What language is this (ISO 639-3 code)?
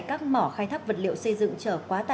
vie